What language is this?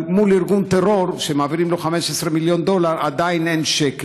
Hebrew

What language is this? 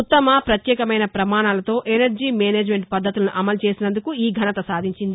Telugu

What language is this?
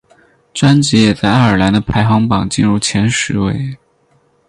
Chinese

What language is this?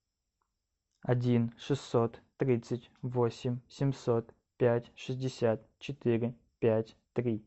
Russian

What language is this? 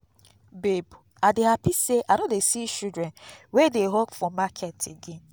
Nigerian Pidgin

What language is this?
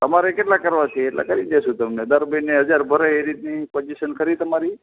Gujarati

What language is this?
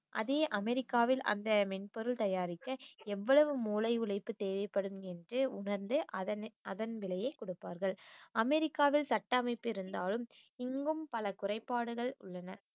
Tamil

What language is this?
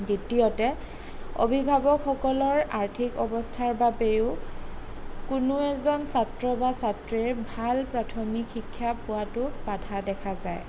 Assamese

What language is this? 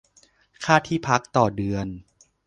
Thai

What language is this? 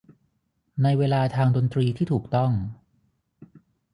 Thai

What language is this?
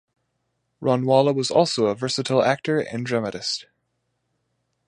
English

